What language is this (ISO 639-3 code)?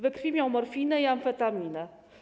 pol